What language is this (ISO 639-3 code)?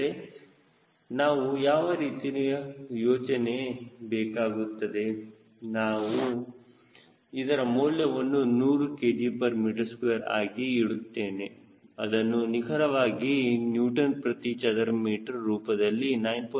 kan